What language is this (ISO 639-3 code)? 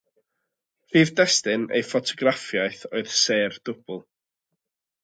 cym